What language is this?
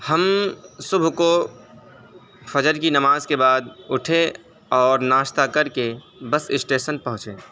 Urdu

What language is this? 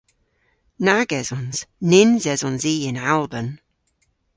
Cornish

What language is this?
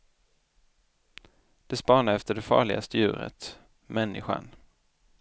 Swedish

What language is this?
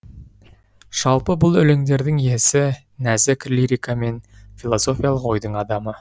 Kazakh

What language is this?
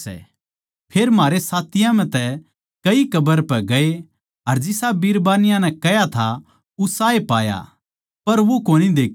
Haryanvi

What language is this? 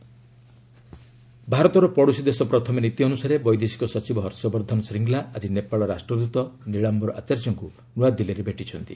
Odia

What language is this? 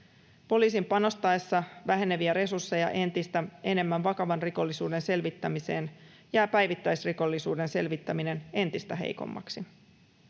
Finnish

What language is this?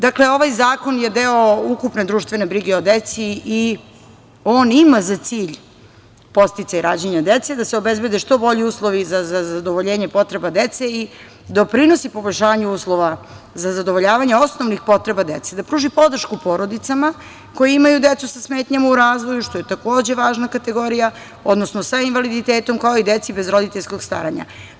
Serbian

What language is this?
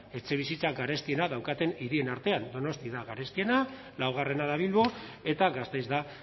Basque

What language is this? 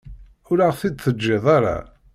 Kabyle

